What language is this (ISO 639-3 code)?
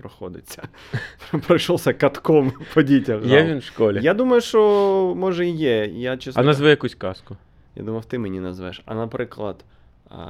ukr